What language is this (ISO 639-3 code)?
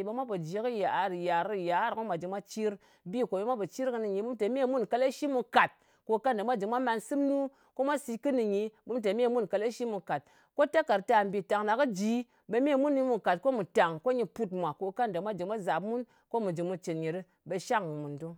anc